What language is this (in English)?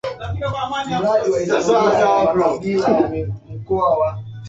Swahili